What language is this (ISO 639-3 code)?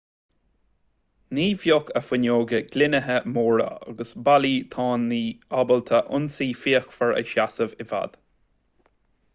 gle